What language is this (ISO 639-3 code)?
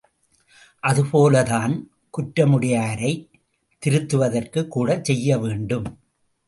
tam